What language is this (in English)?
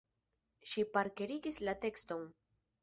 Esperanto